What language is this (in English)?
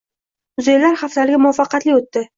Uzbek